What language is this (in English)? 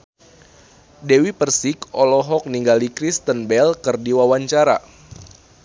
Sundanese